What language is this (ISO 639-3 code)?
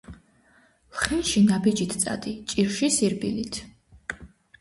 kat